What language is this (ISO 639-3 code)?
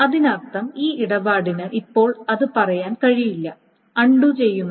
mal